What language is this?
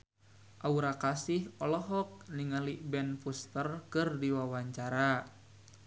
Sundanese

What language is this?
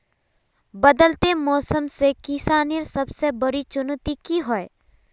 Magahi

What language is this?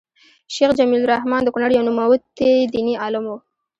Pashto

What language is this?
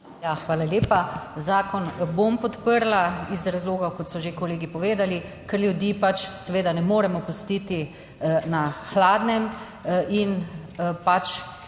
Slovenian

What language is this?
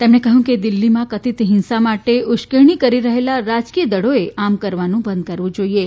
Gujarati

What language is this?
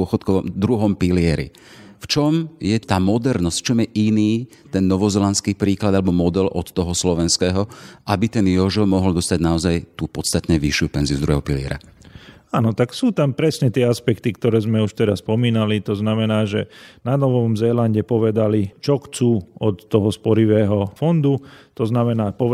Slovak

